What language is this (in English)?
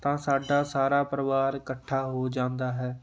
Punjabi